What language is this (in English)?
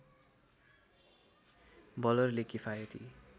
Nepali